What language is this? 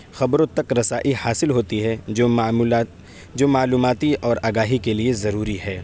Urdu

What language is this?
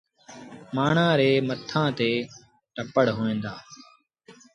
Sindhi Bhil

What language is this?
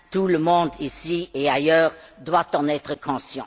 French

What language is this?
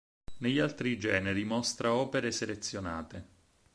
Italian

